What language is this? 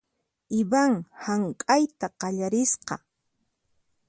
Puno Quechua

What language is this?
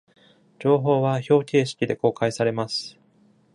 Japanese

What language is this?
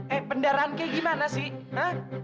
Indonesian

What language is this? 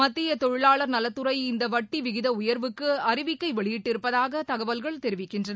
Tamil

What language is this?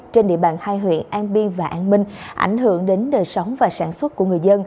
Vietnamese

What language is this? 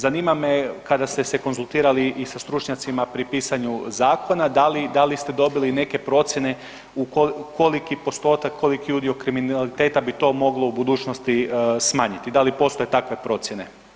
Croatian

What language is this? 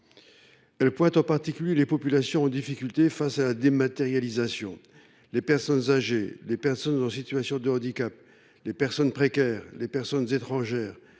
French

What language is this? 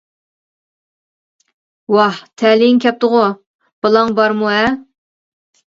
Uyghur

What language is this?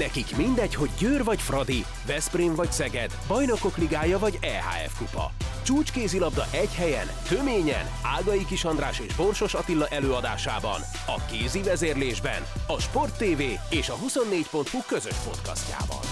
Hungarian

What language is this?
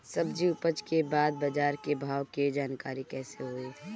Bhojpuri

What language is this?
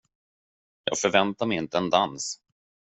Swedish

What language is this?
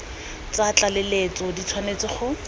Tswana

